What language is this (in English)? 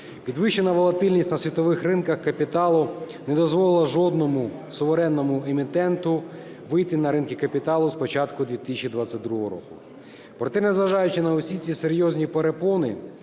Ukrainian